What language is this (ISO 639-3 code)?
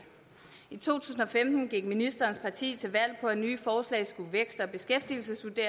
dan